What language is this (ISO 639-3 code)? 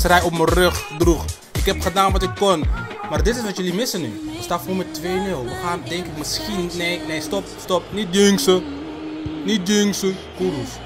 nld